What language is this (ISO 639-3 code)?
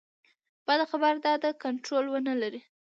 pus